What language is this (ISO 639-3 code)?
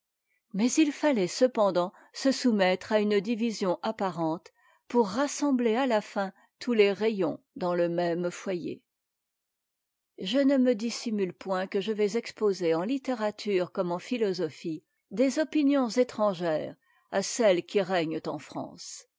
fra